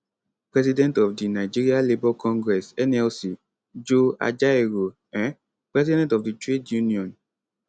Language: Nigerian Pidgin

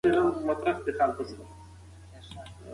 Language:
Pashto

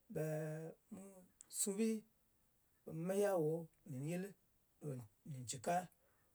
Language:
Ngas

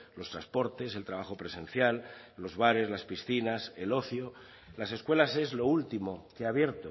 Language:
Spanish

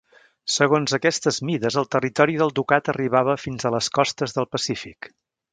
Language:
Catalan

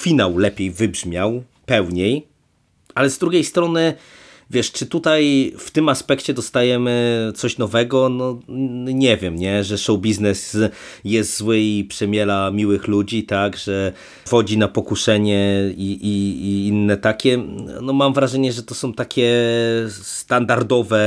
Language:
Polish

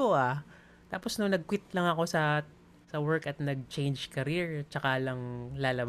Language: Filipino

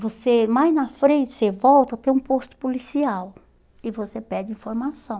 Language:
Portuguese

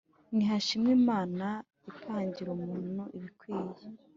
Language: Kinyarwanda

